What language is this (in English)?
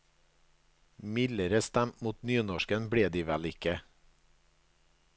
Norwegian